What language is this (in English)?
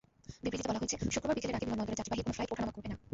Bangla